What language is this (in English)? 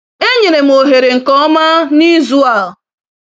Igbo